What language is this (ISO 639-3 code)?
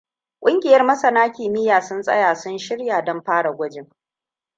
hau